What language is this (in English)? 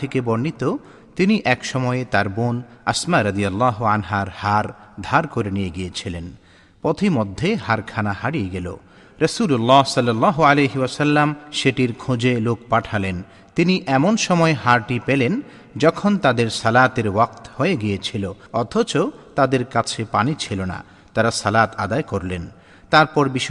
Bangla